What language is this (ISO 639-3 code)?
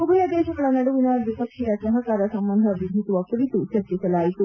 kan